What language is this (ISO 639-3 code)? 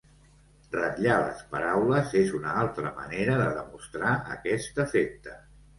cat